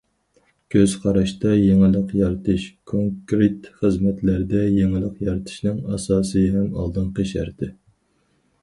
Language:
Uyghur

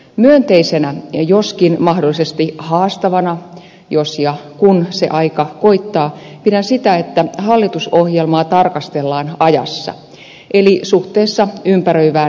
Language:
Finnish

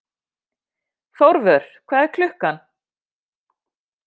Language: Icelandic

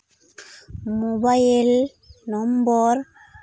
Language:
Santali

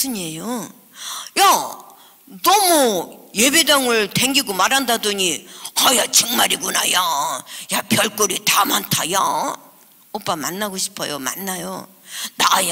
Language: Korean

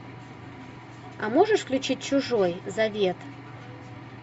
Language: Russian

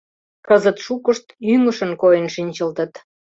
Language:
Mari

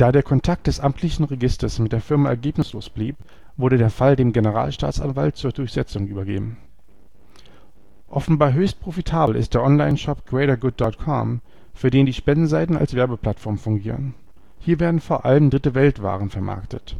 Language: German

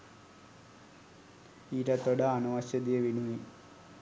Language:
Sinhala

